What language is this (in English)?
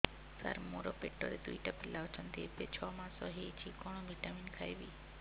Odia